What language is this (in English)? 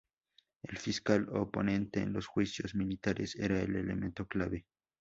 Spanish